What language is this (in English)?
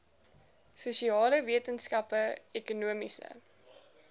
Afrikaans